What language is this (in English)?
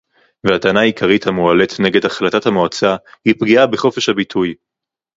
Hebrew